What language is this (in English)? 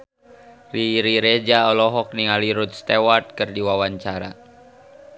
Sundanese